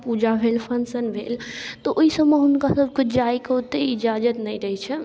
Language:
Maithili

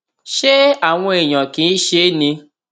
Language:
Yoruba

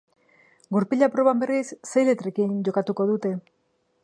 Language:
Basque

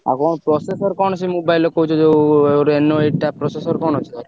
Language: Odia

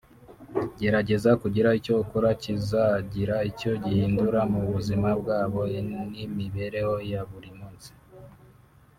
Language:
Kinyarwanda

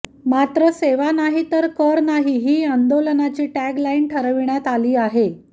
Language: Marathi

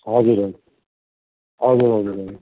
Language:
Nepali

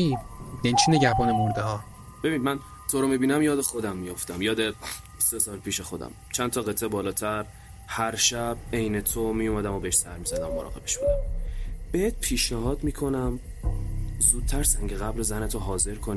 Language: Persian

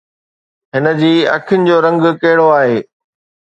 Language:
Sindhi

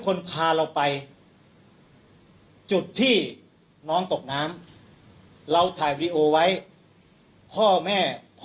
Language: Thai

